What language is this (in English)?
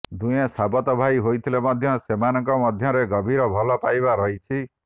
Odia